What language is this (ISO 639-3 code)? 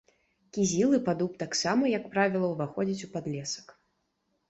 bel